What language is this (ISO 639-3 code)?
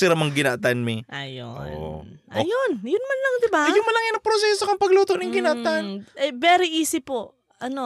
fil